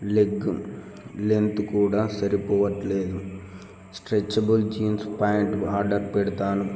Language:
Telugu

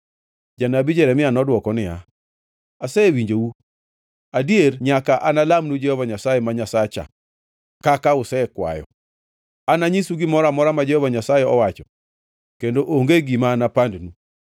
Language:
Luo (Kenya and Tanzania)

